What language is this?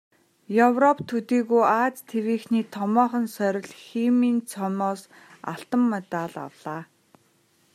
Mongolian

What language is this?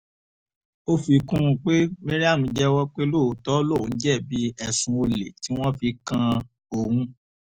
Yoruba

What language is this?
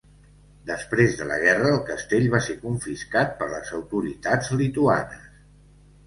Catalan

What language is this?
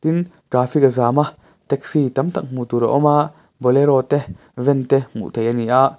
Mizo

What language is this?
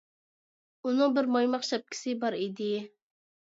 Uyghur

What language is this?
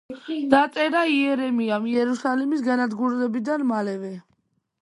Georgian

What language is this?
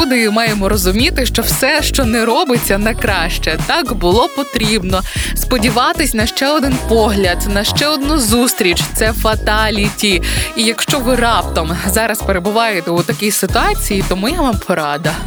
Ukrainian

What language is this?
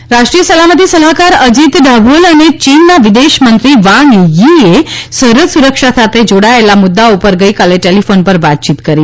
Gujarati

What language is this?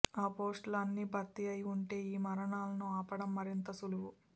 Telugu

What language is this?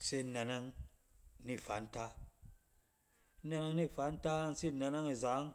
Cen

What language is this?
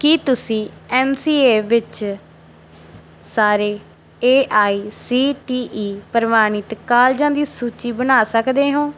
Punjabi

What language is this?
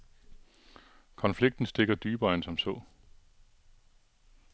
Danish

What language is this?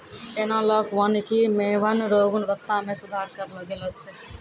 Maithili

